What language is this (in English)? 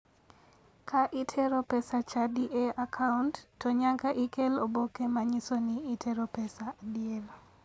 Luo (Kenya and Tanzania)